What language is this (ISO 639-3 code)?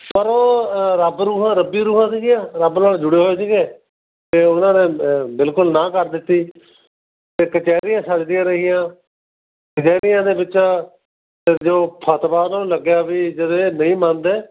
pan